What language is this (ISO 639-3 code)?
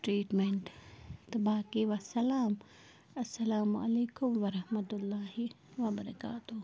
kas